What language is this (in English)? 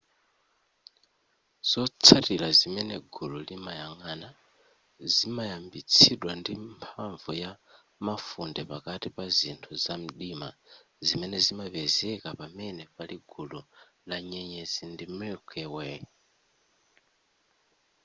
Nyanja